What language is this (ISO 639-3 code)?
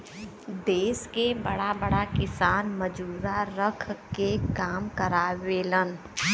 bho